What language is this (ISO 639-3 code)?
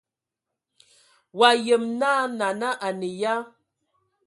ewo